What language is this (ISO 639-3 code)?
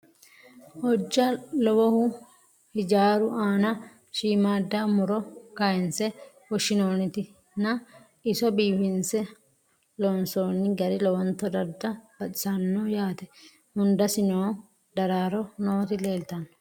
sid